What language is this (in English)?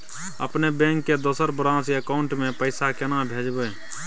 Maithili